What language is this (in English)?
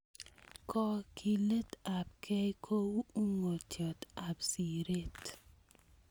Kalenjin